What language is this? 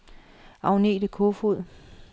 Danish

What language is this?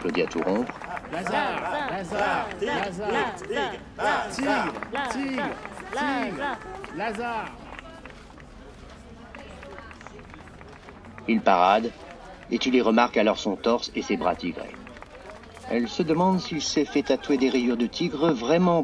French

